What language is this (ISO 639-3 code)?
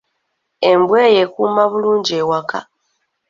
lug